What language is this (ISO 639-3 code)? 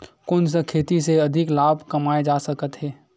hne